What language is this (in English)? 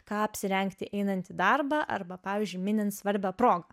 Lithuanian